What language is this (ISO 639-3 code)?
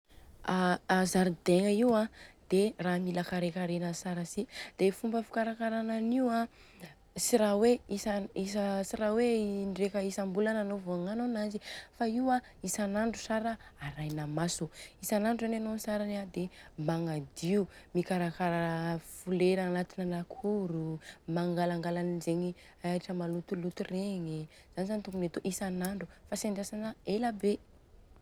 bzc